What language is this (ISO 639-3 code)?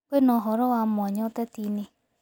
kik